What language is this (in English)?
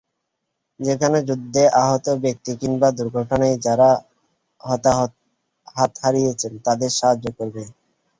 Bangla